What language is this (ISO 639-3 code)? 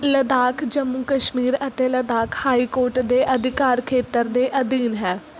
pan